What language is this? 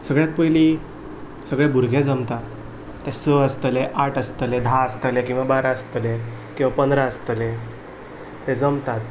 Konkani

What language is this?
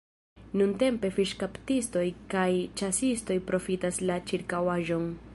Esperanto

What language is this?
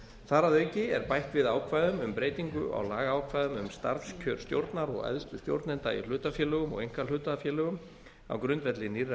Icelandic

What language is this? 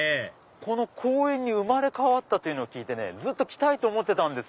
Japanese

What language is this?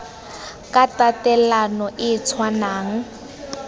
Tswana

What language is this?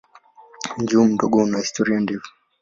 Swahili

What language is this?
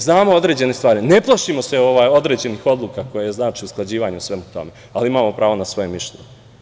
Serbian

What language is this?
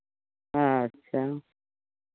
Maithili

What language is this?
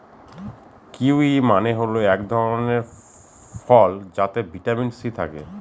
Bangla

